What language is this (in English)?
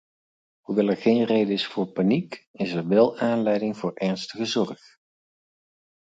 Dutch